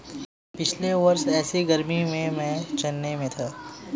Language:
Hindi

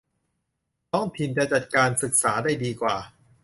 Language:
Thai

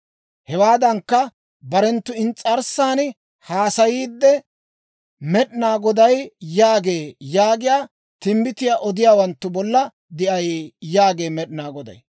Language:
Dawro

